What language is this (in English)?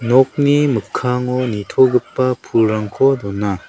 Garo